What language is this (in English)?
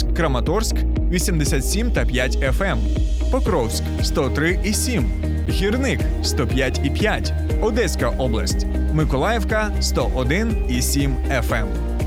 Ukrainian